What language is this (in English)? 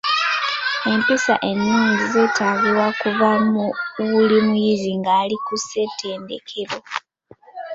Ganda